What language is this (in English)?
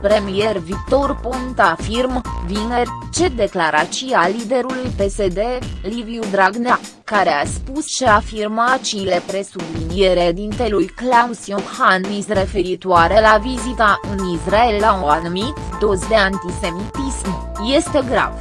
Romanian